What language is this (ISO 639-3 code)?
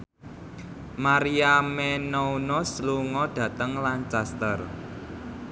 jav